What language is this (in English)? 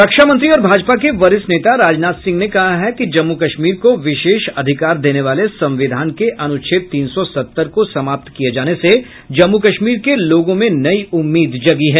Hindi